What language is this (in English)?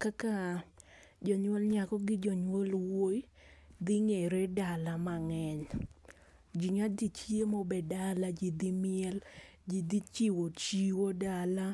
Luo (Kenya and Tanzania)